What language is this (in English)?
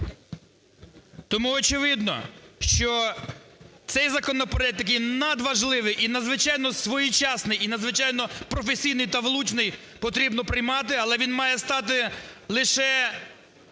Ukrainian